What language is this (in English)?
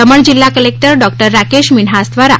Gujarati